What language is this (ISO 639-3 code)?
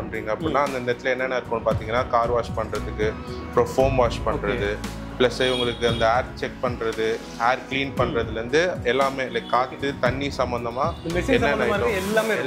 kor